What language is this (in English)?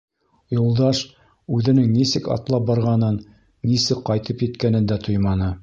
Bashkir